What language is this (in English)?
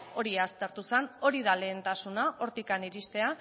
Basque